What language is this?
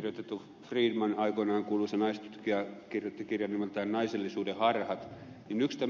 Finnish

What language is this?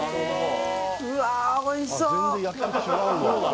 Japanese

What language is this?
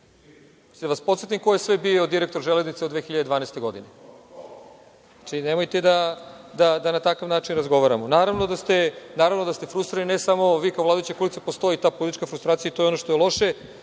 Serbian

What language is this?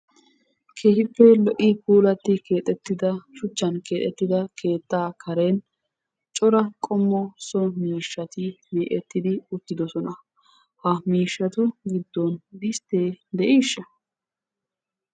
Wolaytta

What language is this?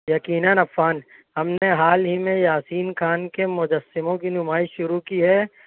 Urdu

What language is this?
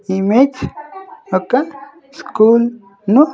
Telugu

